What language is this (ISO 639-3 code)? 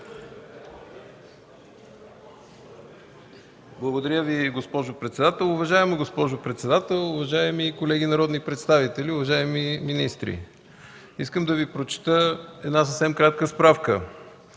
bul